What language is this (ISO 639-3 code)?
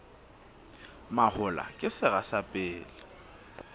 sot